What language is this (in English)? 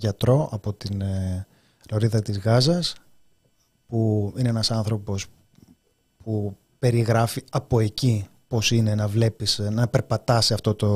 Greek